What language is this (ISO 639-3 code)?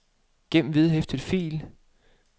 dan